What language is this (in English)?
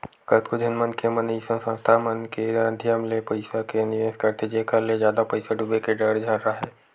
Chhattisgarhi